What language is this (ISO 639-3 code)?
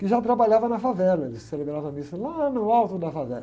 por